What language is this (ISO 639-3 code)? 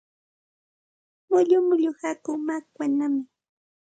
qxt